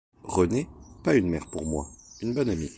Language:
French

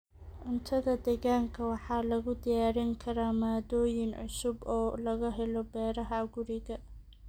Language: Somali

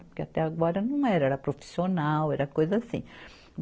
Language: Portuguese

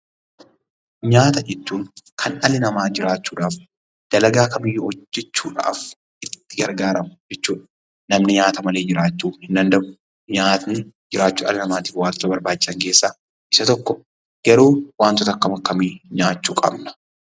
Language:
Oromo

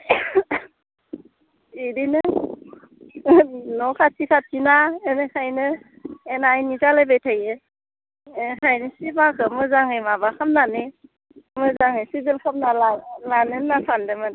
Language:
Bodo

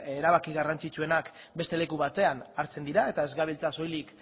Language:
Basque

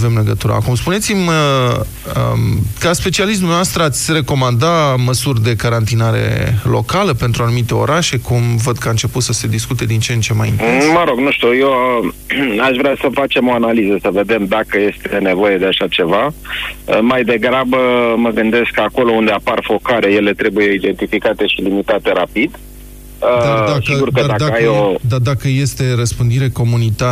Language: Romanian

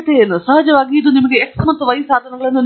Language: Kannada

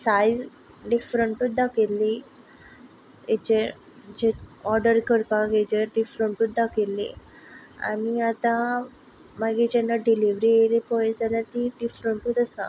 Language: Konkani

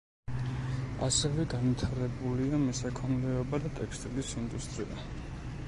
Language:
Georgian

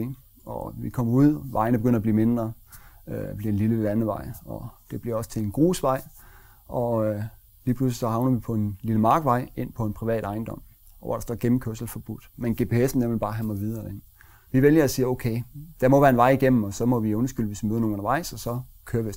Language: Danish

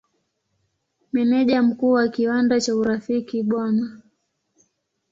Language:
Swahili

